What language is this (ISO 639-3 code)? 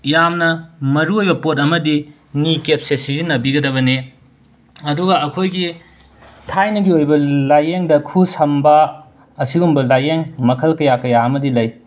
mni